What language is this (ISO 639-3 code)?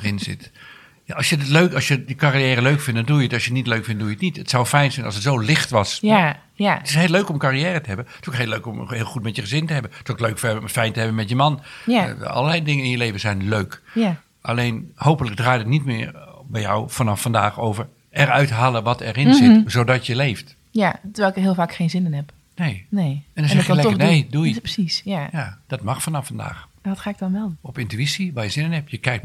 nld